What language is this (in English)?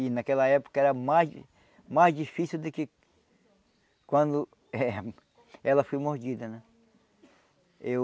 Portuguese